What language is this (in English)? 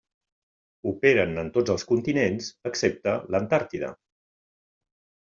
Catalan